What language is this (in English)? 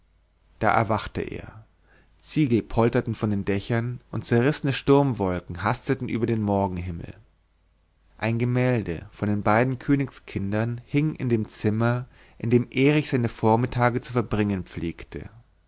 German